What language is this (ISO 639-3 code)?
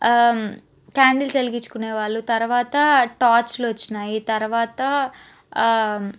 tel